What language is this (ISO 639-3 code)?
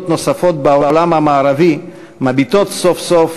heb